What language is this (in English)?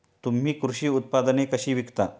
Marathi